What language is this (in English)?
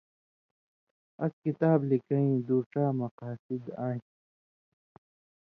Indus Kohistani